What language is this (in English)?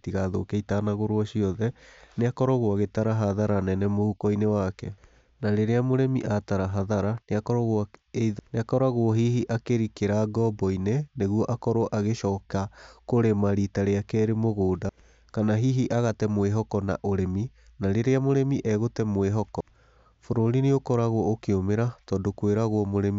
Kikuyu